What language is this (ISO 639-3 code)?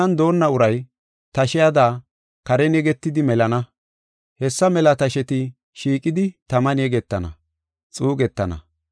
gof